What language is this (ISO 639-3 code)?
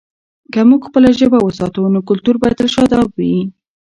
pus